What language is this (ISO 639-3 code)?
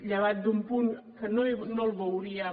cat